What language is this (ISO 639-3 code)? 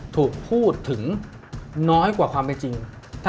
tha